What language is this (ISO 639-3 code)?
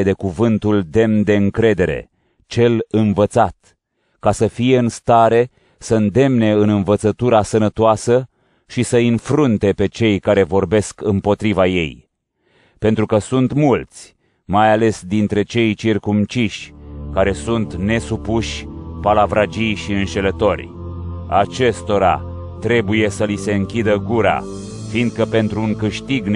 ron